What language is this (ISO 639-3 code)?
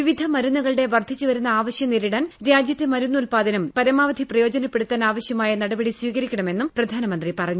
mal